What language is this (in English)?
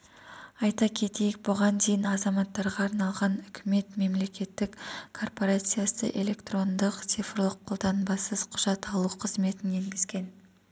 Kazakh